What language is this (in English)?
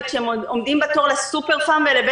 Hebrew